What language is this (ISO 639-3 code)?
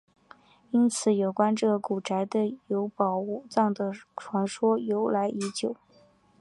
zho